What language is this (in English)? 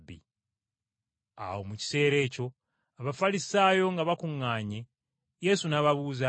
Ganda